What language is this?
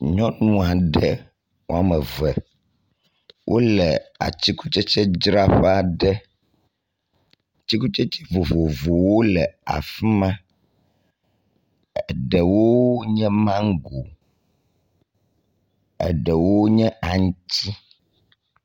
Ewe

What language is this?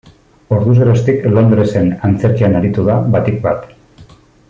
Basque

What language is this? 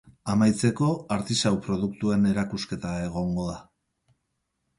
Basque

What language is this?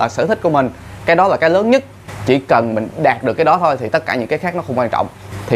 Vietnamese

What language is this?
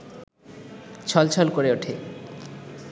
Bangla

